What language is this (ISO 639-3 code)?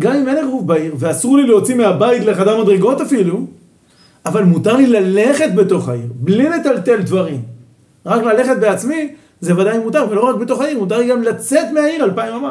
heb